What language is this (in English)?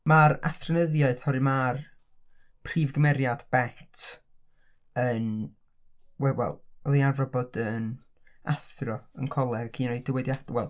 Welsh